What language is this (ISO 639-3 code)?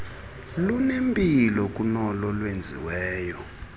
xho